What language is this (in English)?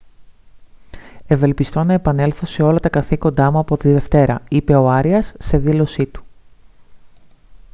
Greek